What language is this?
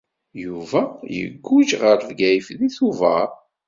Kabyle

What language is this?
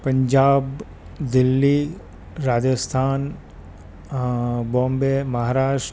Gujarati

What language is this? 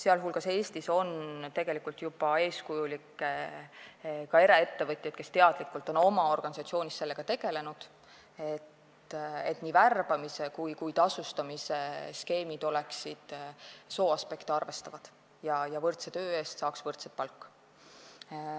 Estonian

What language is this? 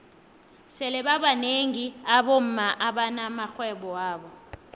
South Ndebele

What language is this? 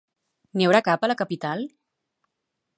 Catalan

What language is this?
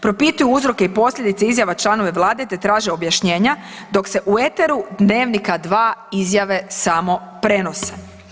Croatian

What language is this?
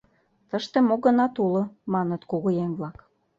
Mari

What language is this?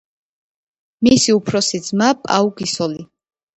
Georgian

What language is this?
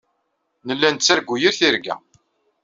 Kabyle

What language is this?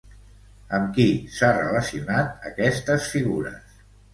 Catalan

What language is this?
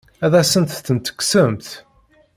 Kabyle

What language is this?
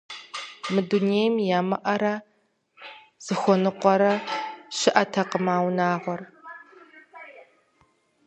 Kabardian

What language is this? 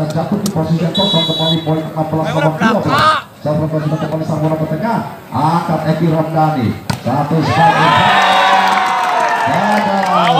Indonesian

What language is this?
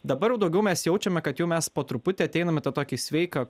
Lithuanian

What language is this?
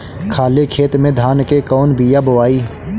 Bhojpuri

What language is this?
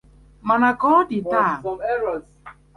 Igbo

